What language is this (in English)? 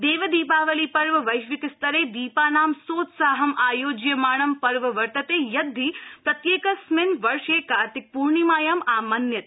Sanskrit